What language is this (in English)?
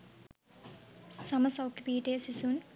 Sinhala